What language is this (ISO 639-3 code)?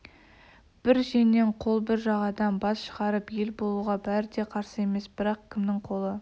kaz